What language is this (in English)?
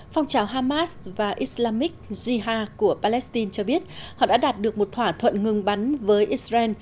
Vietnamese